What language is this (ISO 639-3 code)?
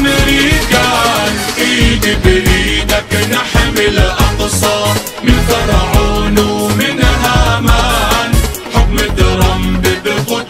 ara